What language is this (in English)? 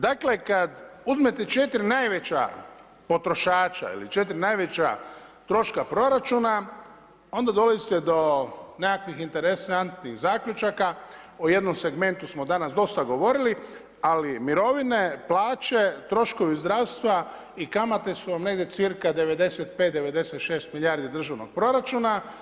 Croatian